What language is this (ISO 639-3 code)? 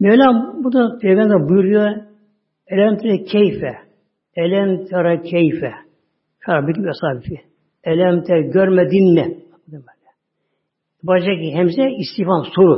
tur